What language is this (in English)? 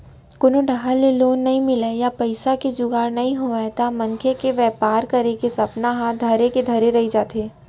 Chhattisgarhi